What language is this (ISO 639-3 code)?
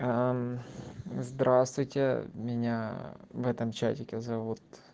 rus